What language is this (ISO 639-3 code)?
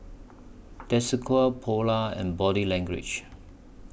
eng